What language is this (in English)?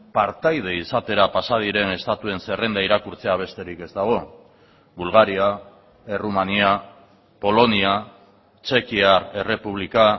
Basque